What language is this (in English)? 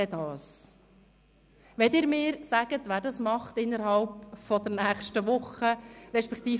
Swiss German